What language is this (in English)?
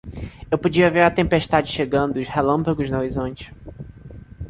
Portuguese